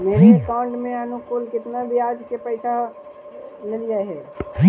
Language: Magahi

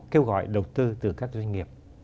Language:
Vietnamese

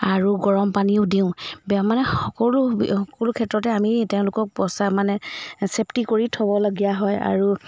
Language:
Assamese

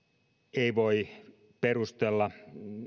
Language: Finnish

